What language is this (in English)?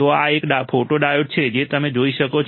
Gujarati